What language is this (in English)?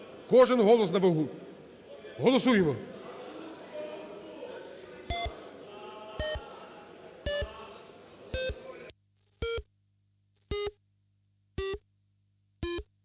Ukrainian